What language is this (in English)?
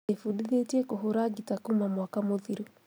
Kikuyu